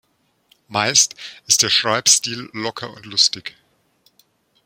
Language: German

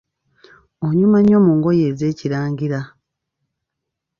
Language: Ganda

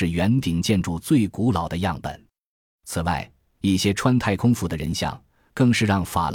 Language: Chinese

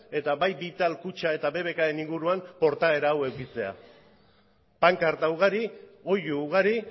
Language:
Basque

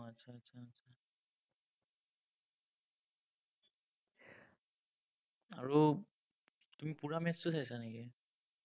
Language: Assamese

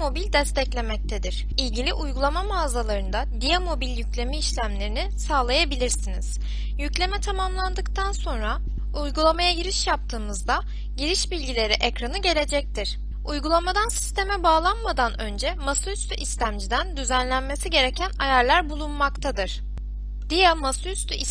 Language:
Turkish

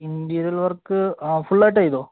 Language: Malayalam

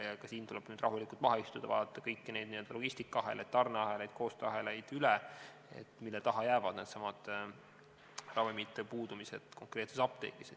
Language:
Estonian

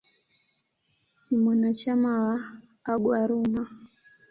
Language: Swahili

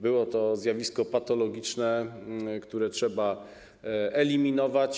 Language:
Polish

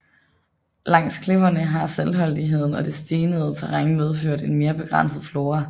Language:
Danish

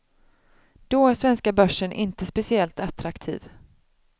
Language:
Swedish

